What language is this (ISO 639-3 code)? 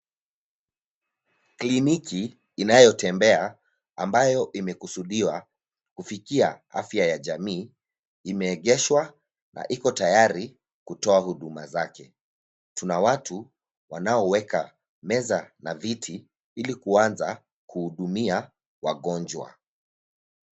swa